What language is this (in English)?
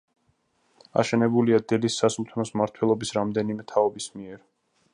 Georgian